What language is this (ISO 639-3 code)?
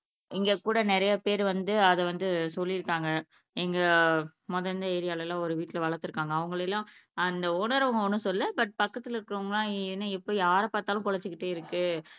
tam